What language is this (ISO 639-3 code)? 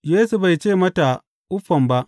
hau